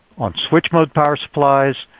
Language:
English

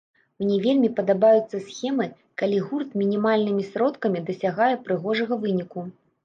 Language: Belarusian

